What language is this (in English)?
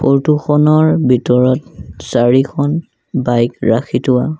Assamese